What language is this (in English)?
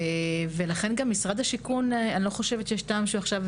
Hebrew